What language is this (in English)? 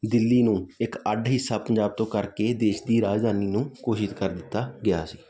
Punjabi